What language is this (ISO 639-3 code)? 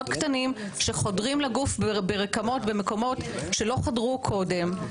heb